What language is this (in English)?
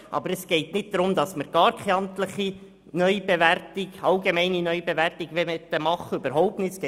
Swiss German